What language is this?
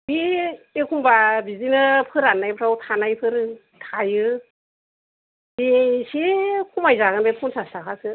Bodo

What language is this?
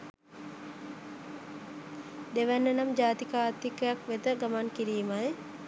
Sinhala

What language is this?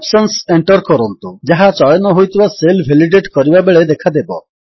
Odia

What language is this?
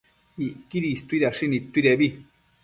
Matsés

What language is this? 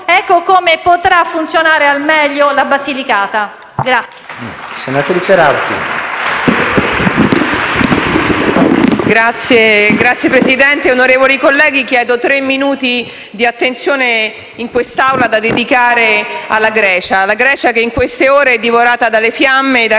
Italian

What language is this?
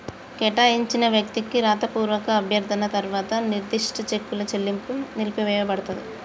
Telugu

